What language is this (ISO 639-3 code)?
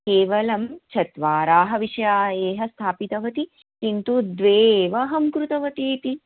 san